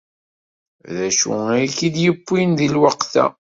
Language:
Kabyle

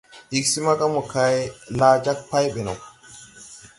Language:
Tupuri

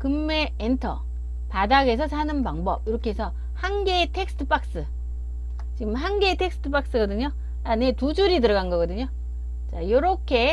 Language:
Korean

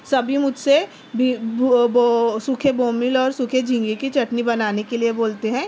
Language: Urdu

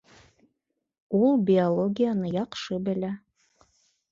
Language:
Bashkir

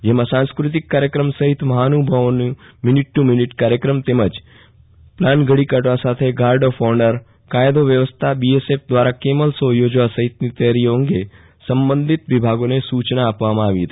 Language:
Gujarati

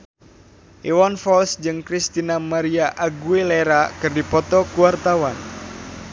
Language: Sundanese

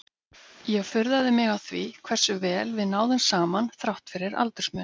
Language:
Icelandic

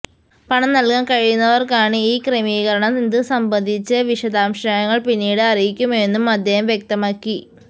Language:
Malayalam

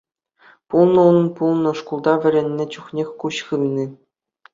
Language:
Chuvash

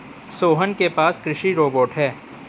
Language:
Hindi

